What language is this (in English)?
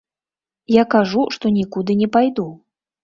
Belarusian